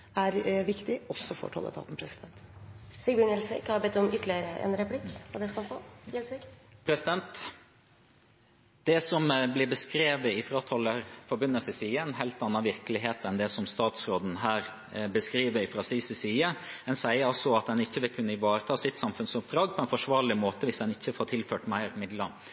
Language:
Norwegian Bokmål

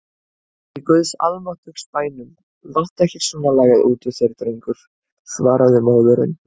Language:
Icelandic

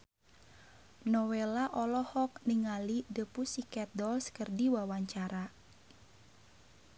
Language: Sundanese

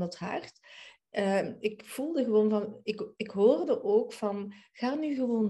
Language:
Dutch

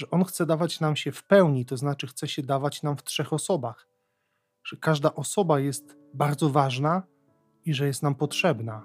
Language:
Polish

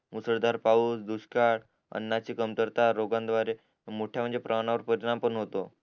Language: Marathi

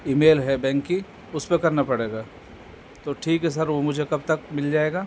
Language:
Urdu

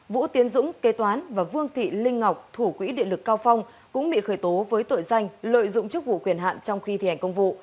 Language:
Vietnamese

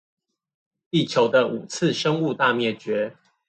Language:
Chinese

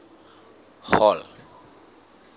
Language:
Southern Sotho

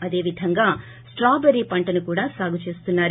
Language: Telugu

